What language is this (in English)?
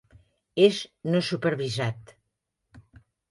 Catalan